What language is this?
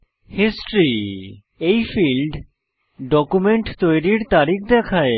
Bangla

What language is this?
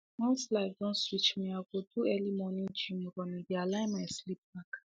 Nigerian Pidgin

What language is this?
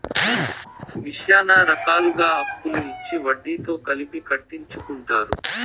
Telugu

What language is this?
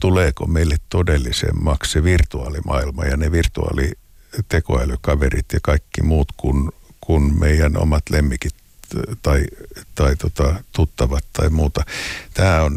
Finnish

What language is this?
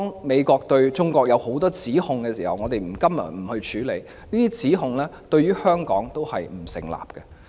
Cantonese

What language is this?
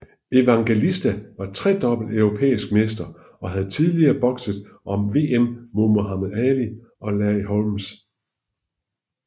Danish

